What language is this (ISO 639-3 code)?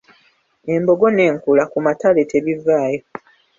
lug